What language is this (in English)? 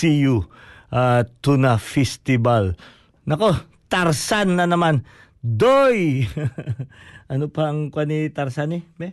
Filipino